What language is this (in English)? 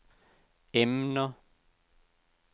Danish